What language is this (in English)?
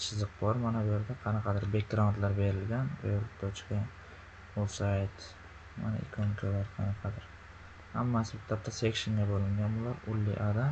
Uzbek